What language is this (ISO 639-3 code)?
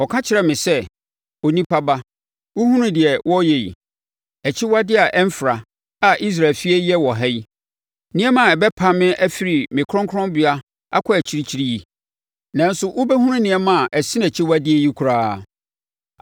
aka